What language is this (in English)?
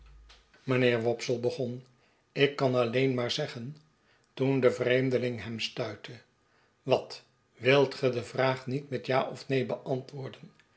Dutch